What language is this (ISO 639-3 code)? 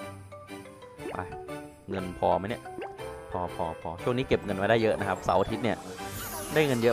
tha